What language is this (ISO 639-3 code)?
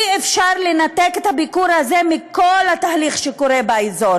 heb